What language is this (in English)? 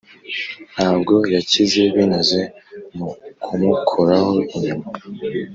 Kinyarwanda